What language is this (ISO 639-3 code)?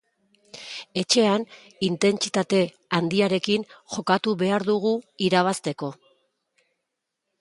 eus